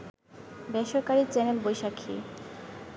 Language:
Bangla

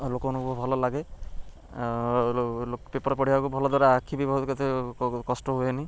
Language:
Odia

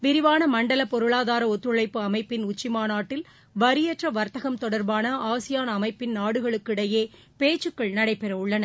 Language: Tamil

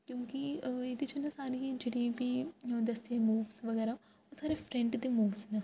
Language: Dogri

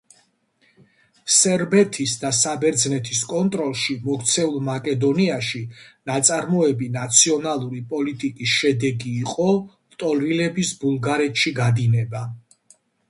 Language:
Georgian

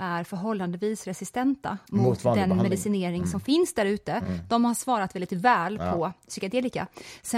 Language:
Swedish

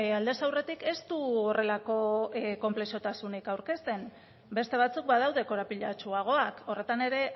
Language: Basque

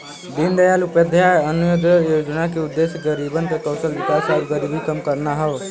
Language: Bhojpuri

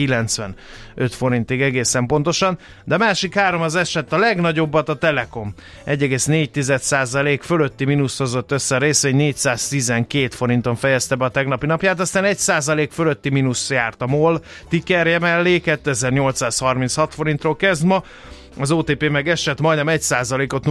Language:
Hungarian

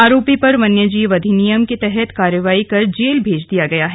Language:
Hindi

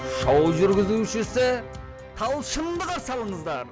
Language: Kazakh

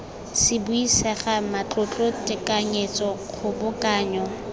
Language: Tswana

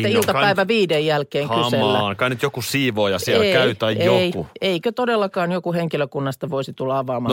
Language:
Finnish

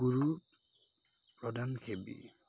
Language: Assamese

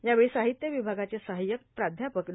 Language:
Marathi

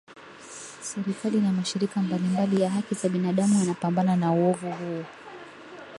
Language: Swahili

